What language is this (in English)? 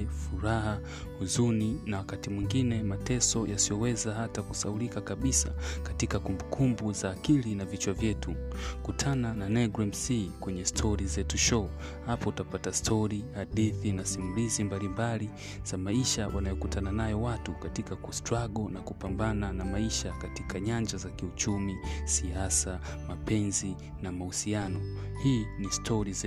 Swahili